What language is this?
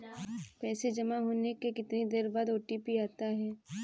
Hindi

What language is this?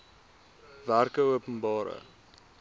Afrikaans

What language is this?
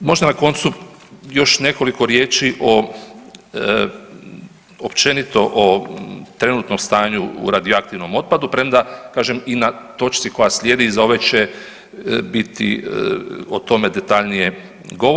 Croatian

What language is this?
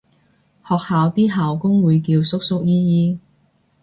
Cantonese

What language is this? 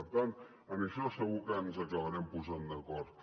Catalan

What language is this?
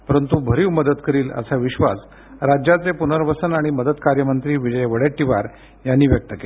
Marathi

